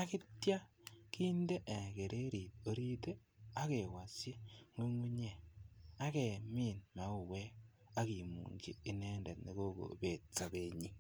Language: Kalenjin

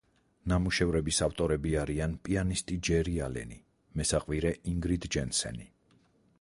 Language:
Georgian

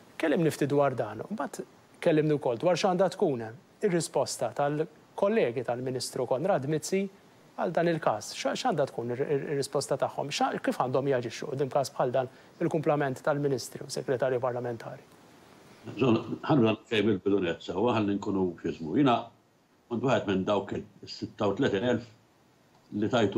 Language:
Arabic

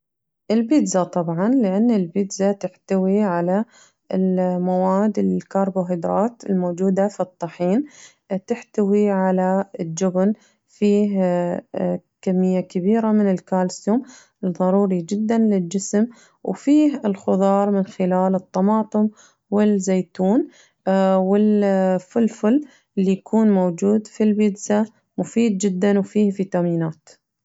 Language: Najdi Arabic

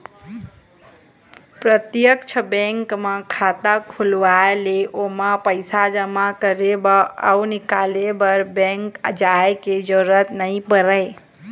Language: Chhattisgarhi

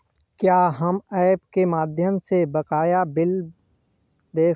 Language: Hindi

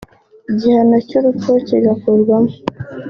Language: Kinyarwanda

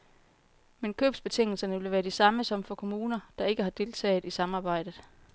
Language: Danish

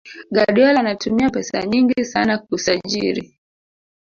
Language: Swahili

